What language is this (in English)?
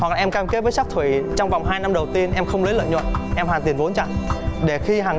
Vietnamese